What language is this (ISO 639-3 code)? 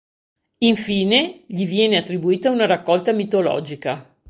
ita